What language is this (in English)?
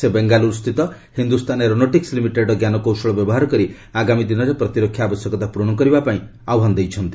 Odia